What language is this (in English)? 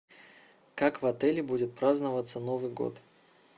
Russian